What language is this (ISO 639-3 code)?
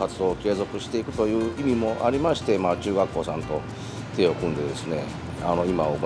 jpn